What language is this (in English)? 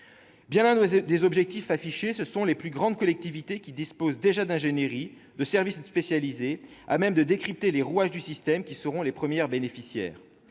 French